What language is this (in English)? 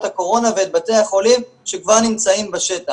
Hebrew